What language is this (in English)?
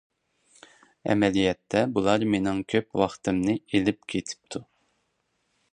Uyghur